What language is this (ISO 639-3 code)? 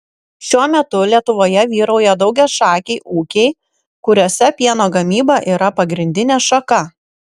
lit